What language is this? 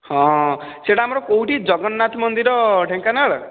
Odia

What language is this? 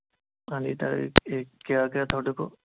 Punjabi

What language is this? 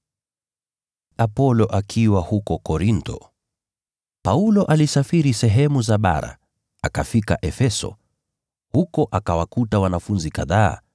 Swahili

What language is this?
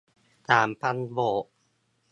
Thai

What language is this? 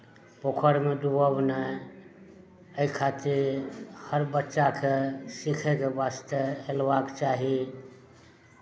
Maithili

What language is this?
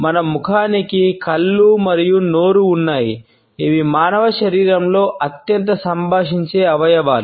Telugu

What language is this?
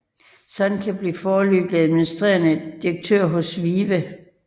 Danish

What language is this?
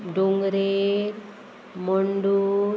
Konkani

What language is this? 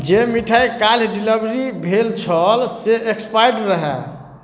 Maithili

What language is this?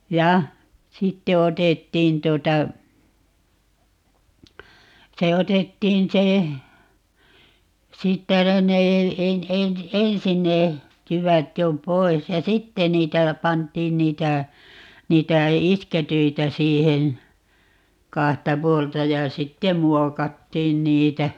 Finnish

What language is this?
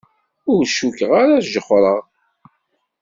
Kabyle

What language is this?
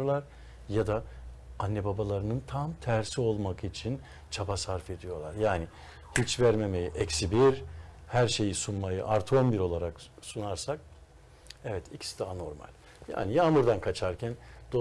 Turkish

